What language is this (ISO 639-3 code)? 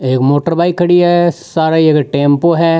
raj